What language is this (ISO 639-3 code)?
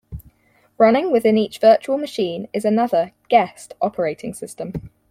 eng